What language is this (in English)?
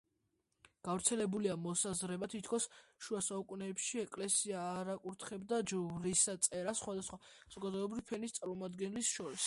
Georgian